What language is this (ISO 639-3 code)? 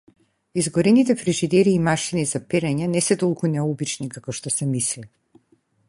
mkd